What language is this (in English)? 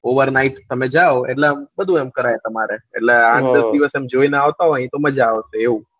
Gujarati